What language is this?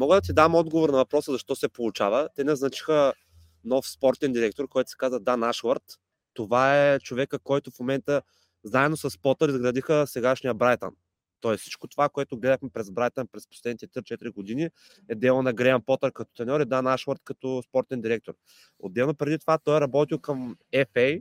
Bulgarian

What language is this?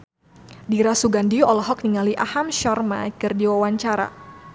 Sundanese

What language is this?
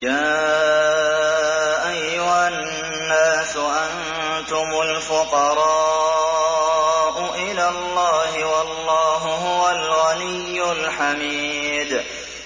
Arabic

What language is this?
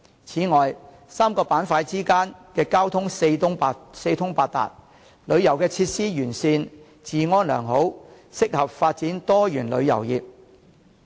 Cantonese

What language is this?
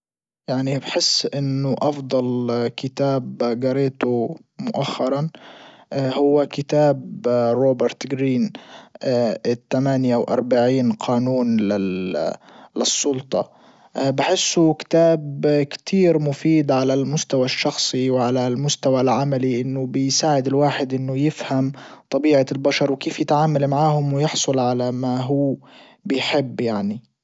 Libyan Arabic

